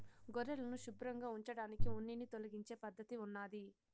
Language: Telugu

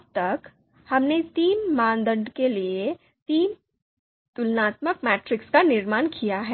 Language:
Hindi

